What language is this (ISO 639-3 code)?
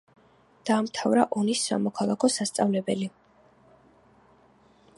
kat